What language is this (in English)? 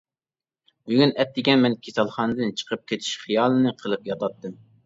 Uyghur